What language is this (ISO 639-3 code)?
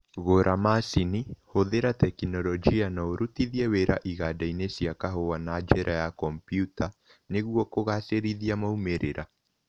kik